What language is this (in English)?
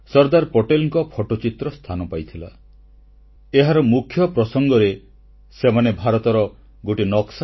Odia